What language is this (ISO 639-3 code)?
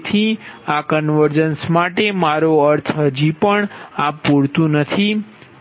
guj